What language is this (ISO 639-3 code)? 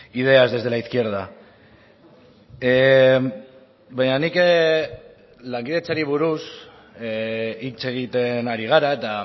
eus